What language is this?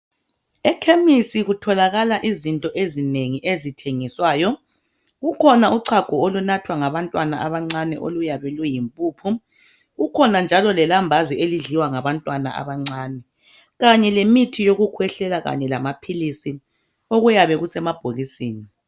North Ndebele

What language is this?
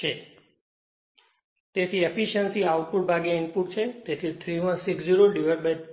Gujarati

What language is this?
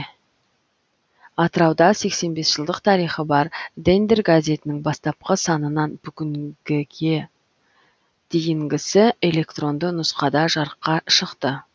Kazakh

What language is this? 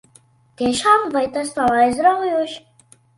Latvian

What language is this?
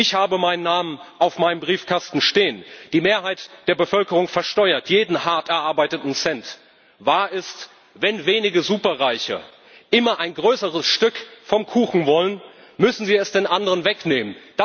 German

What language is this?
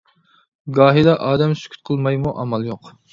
Uyghur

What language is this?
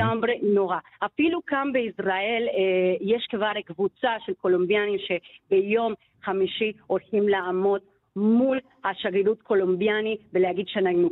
Hebrew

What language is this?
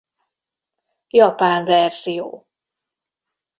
Hungarian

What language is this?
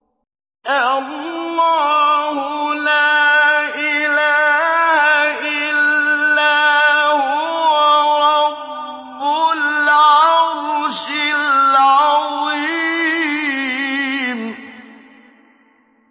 Arabic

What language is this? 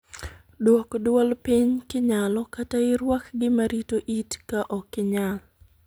Luo (Kenya and Tanzania)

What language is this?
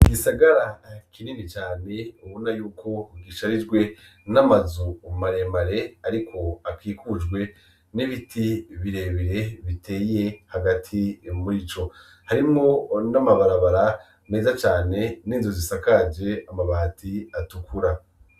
Rundi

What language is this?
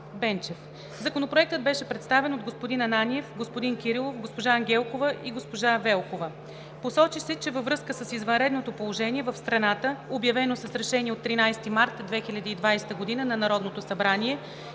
Bulgarian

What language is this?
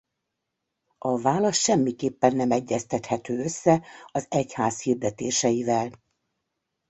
Hungarian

